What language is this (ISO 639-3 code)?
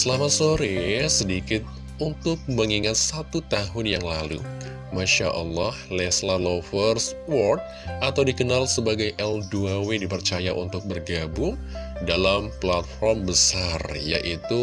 ind